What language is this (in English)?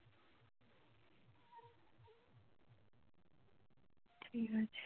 Bangla